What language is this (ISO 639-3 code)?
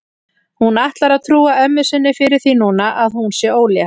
isl